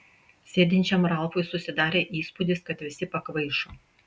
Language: Lithuanian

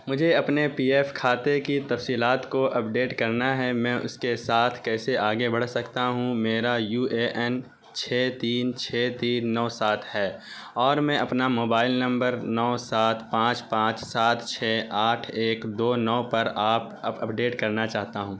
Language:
Urdu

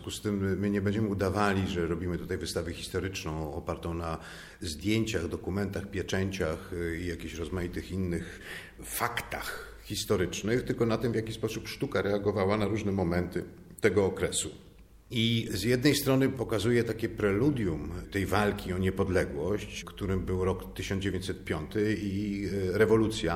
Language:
Polish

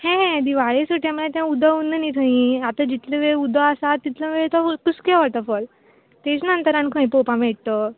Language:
Konkani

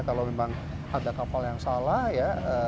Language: Indonesian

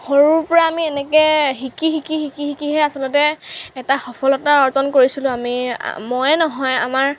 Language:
Assamese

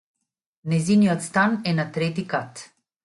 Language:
Macedonian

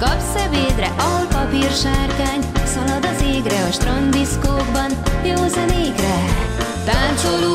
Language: Hungarian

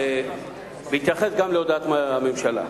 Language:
Hebrew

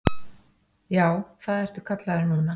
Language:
Icelandic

